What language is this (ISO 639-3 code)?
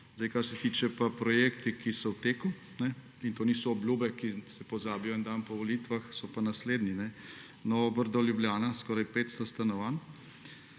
slv